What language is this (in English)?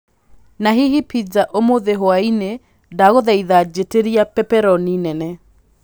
Kikuyu